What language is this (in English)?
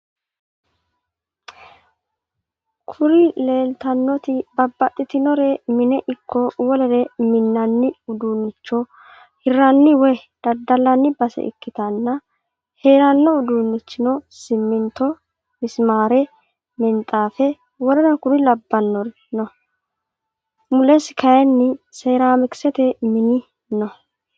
Sidamo